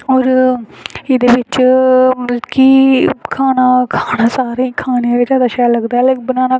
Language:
Dogri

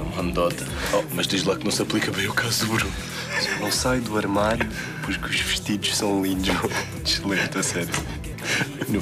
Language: Portuguese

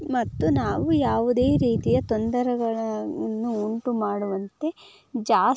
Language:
Kannada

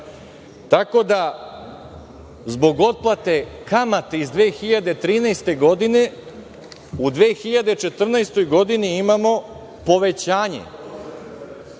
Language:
Serbian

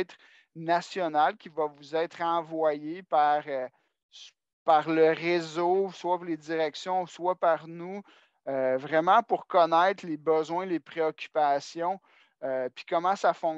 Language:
French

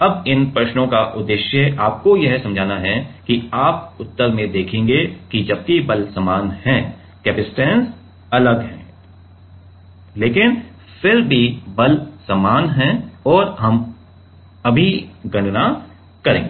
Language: Hindi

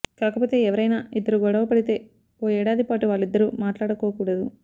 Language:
Telugu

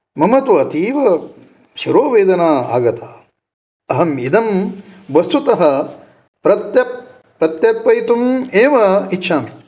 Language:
Sanskrit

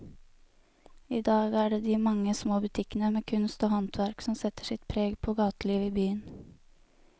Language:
Norwegian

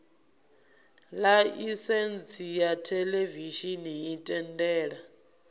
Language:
Venda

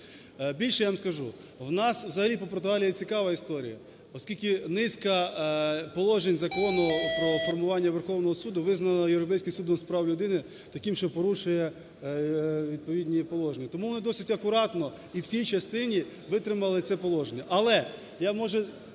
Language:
Ukrainian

